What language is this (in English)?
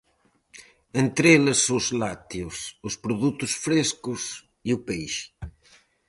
Galician